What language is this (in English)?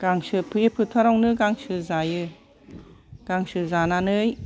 Bodo